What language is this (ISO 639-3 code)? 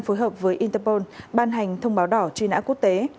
vie